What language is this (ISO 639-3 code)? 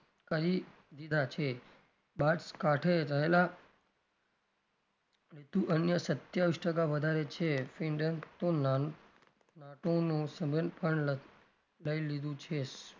guj